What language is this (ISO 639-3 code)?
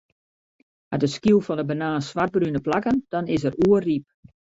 fry